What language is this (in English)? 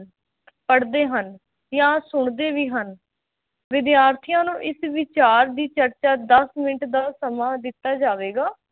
Punjabi